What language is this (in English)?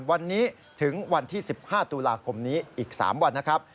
Thai